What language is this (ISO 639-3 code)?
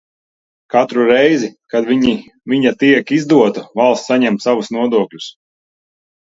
lav